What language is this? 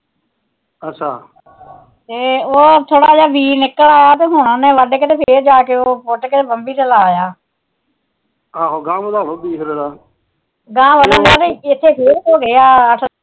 Punjabi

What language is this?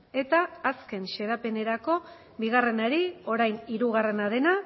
Basque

